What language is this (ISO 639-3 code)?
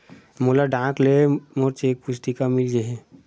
hne